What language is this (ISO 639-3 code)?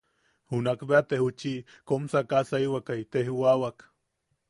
yaq